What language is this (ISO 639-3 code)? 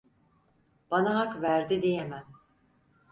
tur